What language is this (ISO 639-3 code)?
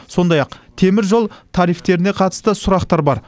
kaz